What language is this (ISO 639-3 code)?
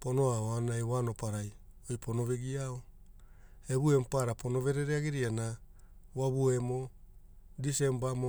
hul